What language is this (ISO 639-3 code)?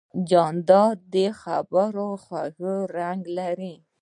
pus